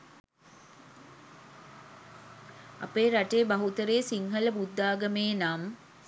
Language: Sinhala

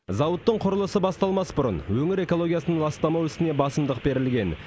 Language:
Kazakh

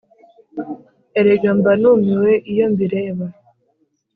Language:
Kinyarwanda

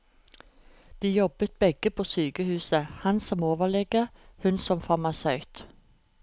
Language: Norwegian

